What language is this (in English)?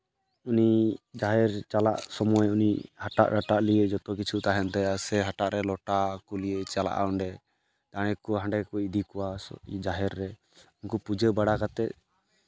Santali